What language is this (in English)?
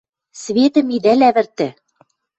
Western Mari